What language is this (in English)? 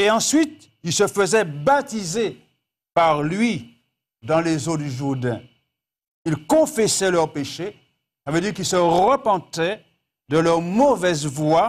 French